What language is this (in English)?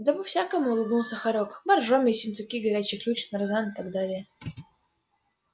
Russian